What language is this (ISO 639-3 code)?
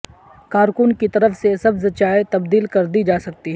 urd